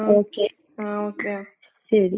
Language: Malayalam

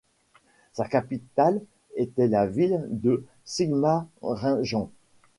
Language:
French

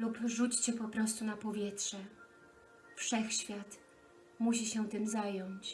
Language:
Polish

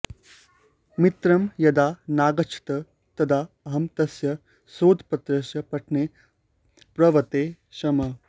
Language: Sanskrit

